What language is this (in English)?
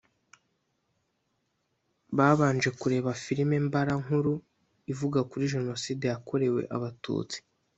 Kinyarwanda